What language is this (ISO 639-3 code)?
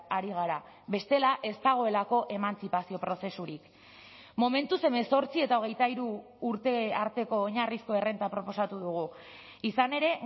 eus